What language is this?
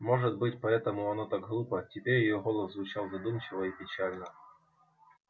Russian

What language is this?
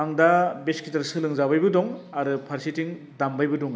Bodo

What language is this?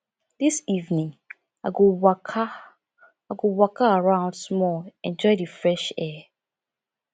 Nigerian Pidgin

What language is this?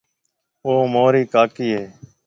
Marwari (Pakistan)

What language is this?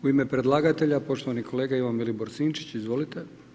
Croatian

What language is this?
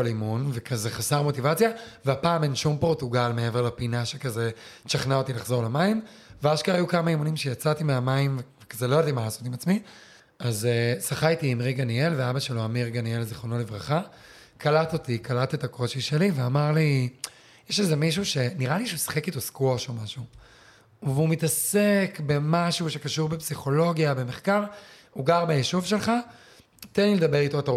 Hebrew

